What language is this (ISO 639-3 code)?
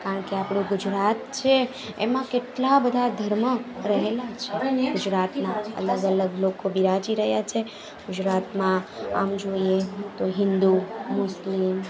guj